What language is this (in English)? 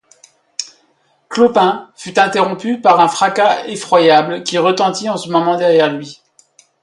French